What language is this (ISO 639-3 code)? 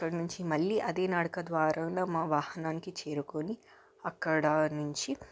tel